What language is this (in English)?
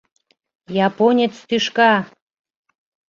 Mari